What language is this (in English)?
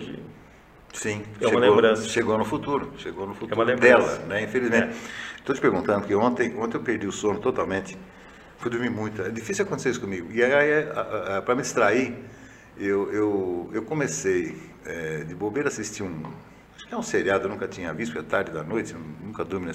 Portuguese